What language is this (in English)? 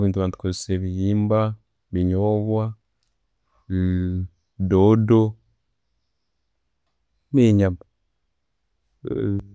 Tooro